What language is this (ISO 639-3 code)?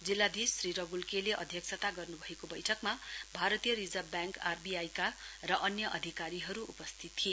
nep